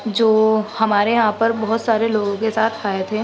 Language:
Urdu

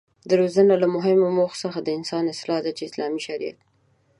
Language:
Pashto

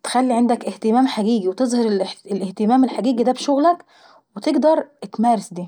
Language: Saidi Arabic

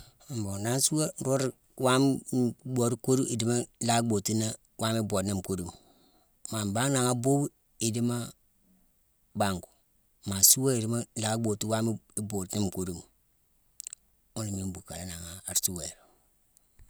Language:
Mansoanka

